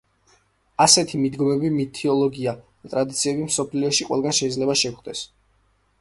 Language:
Georgian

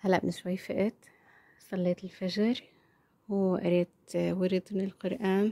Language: Arabic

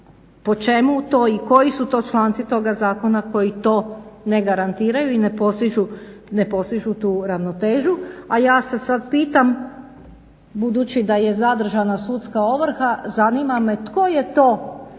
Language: Croatian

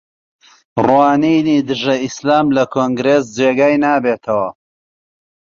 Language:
Central Kurdish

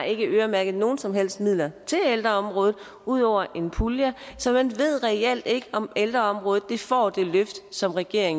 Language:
Danish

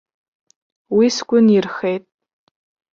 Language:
Abkhazian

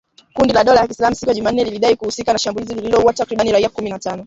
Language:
Swahili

